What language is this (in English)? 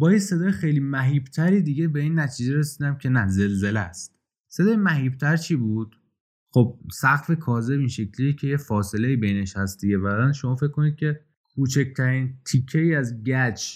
Persian